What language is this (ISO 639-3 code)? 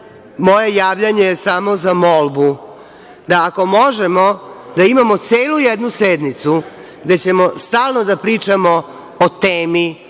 srp